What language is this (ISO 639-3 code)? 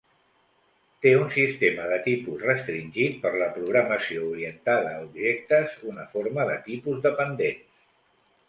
cat